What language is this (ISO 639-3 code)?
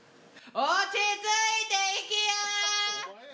jpn